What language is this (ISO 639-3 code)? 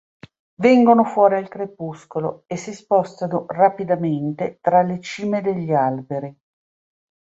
ita